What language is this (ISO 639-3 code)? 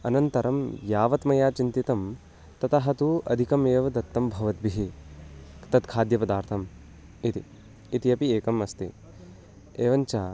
san